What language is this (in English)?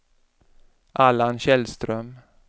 Swedish